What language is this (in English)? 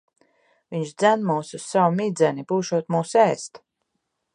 Latvian